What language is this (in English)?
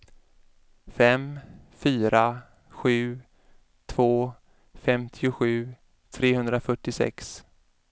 Swedish